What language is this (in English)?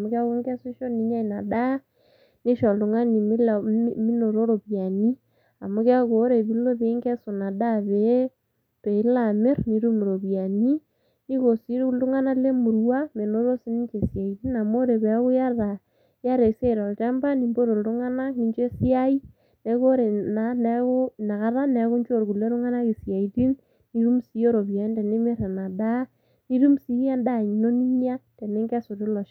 Masai